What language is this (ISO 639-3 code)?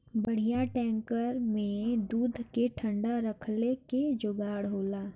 bho